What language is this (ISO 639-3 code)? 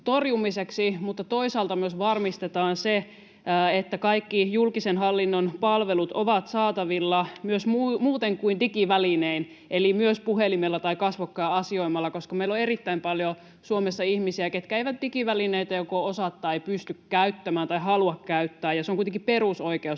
fin